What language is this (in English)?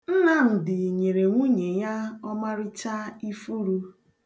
Igbo